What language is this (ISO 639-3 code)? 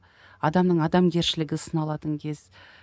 kaz